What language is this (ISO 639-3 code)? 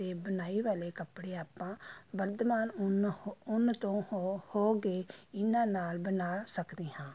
pan